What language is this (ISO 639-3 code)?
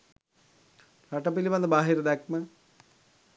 sin